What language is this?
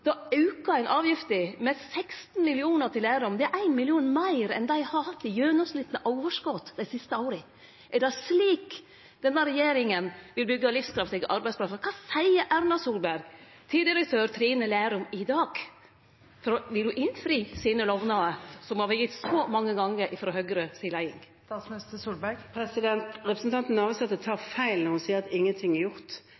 Norwegian Nynorsk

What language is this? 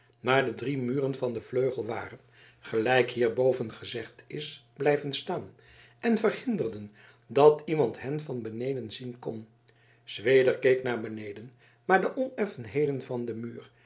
Dutch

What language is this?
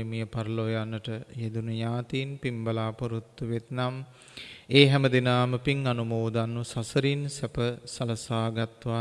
Sinhala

